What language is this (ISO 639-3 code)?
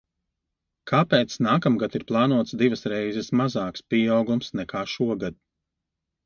lav